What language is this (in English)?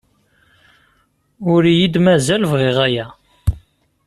Kabyle